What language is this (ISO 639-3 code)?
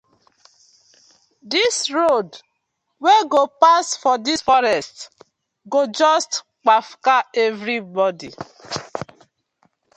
pcm